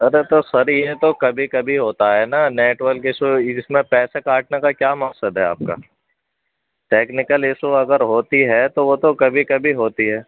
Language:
Urdu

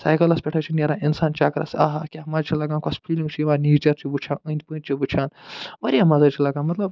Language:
Kashmiri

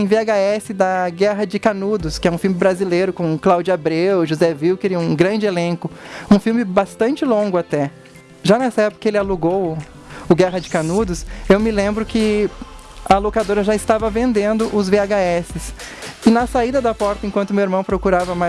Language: Portuguese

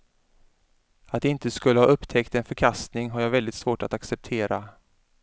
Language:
Swedish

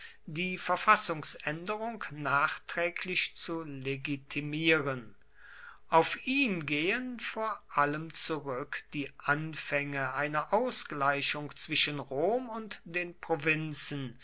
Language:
German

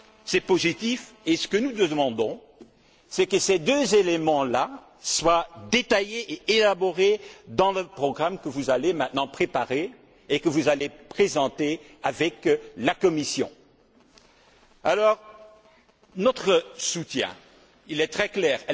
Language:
French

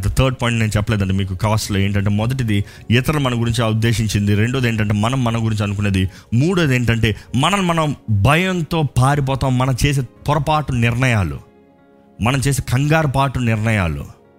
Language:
Telugu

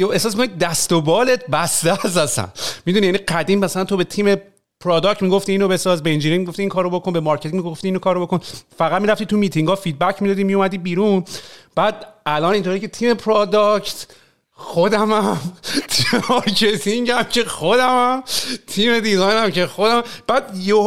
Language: Persian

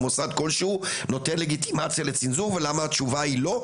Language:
Hebrew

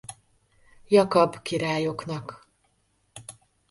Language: Hungarian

